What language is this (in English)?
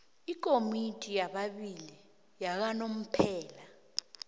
South Ndebele